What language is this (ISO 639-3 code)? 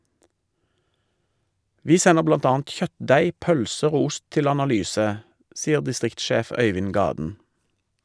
nor